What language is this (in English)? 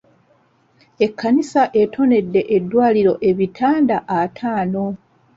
Ganda